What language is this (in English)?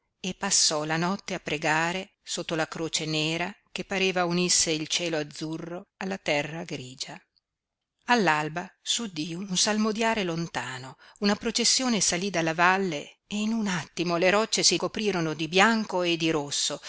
Italian